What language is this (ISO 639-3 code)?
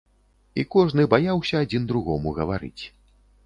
bel